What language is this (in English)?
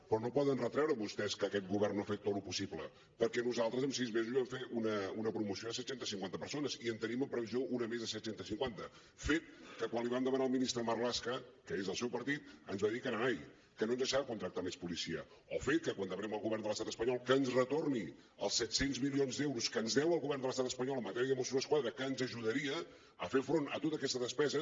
Catalan